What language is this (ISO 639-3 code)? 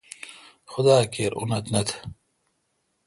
xka